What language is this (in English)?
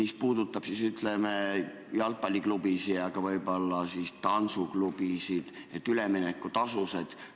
Estonian